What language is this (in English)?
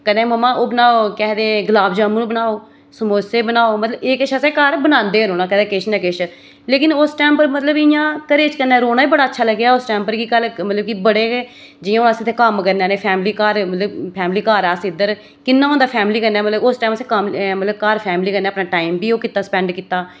Dogri